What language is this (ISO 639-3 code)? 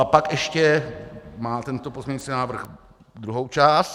ces